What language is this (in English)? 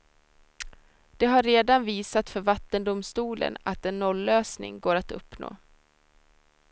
Swedish